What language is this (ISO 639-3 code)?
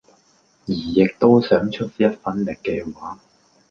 yue